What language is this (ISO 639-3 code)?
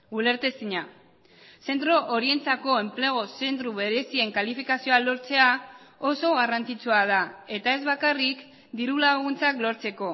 eus